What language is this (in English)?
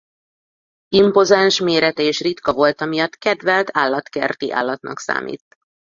Hungarian